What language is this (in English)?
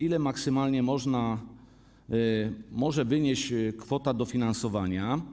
Polish